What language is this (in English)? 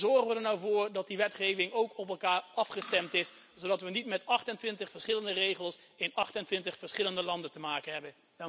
Dutch